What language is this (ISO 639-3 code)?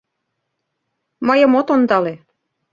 chm